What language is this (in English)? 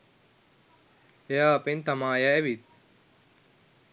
Sinhala